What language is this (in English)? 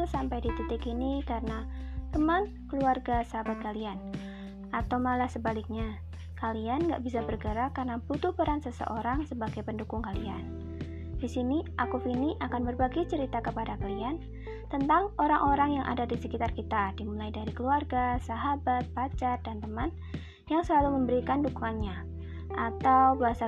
Indonesian